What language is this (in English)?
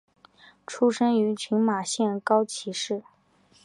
Chinese